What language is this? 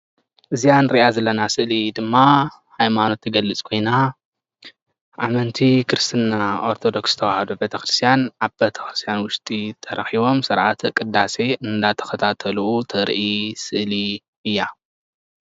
Tigrinya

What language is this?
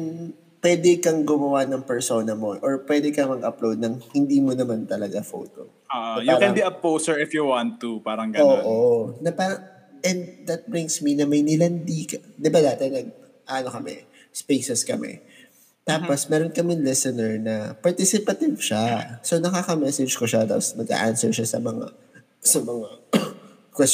Filipino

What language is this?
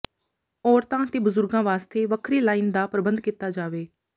Punjabi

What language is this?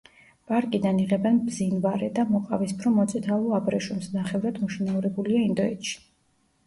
Georgian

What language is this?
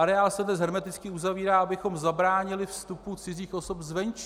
Czech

